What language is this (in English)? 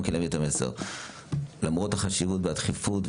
Hebrew